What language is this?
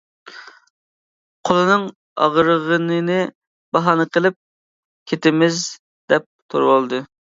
Uyghur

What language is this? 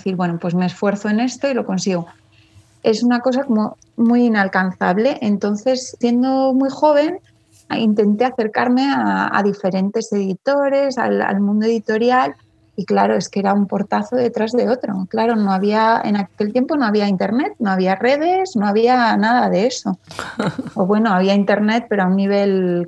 Spanish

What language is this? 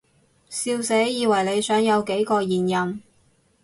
Cantonese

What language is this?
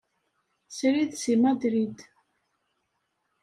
Kabyle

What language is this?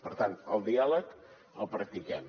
Catalan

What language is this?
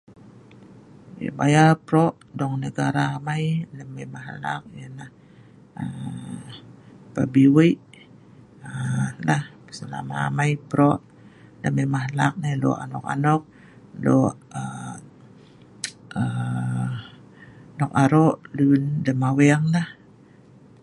Sa'ban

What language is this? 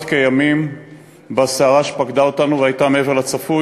Hebrew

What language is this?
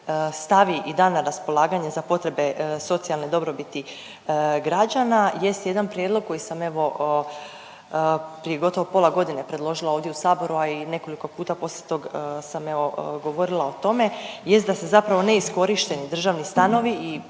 Croatian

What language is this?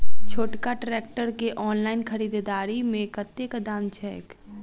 Maithili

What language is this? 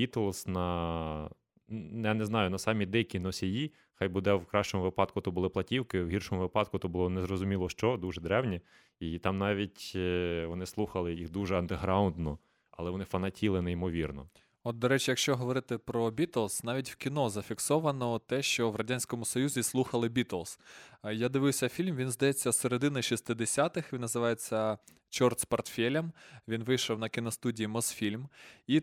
Ukrainian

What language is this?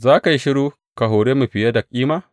Hausa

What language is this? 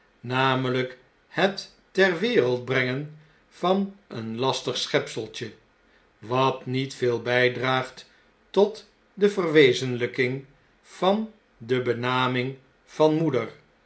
Dutch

